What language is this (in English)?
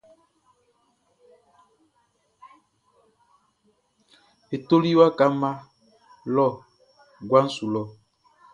Baoulé